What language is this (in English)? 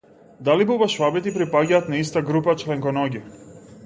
Macedonian